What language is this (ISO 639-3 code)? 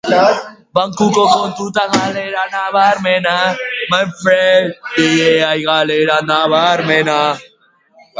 eus